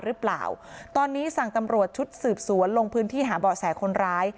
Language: Thai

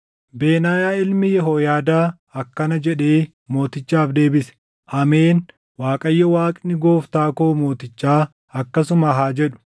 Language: Oromo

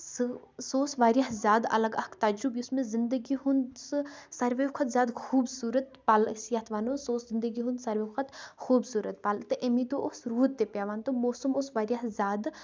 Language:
Kashmiri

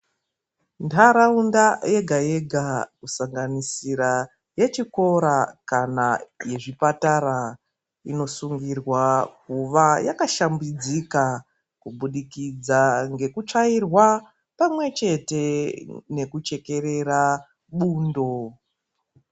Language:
Ndau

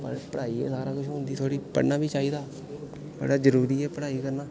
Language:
Dogri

